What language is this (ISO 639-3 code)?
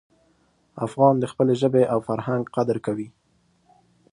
pus